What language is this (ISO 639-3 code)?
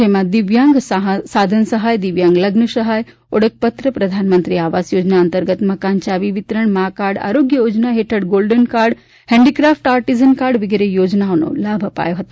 guj